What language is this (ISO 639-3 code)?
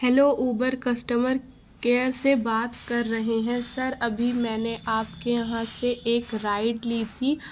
urd